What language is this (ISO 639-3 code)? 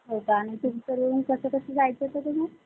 mar